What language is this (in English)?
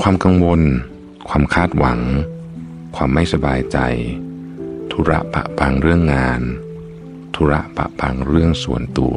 Thai